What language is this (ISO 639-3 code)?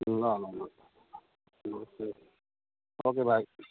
nep